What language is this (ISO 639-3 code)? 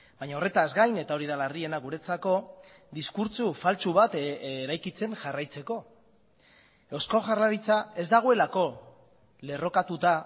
eus